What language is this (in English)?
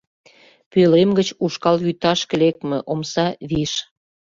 Mari